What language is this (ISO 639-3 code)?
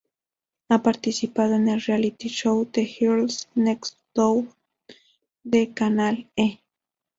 spa